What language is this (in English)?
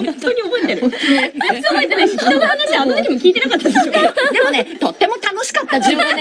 Japanese